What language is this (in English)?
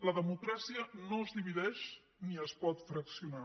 Catalan